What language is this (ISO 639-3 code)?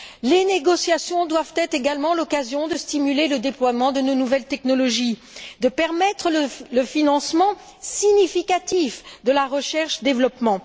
fra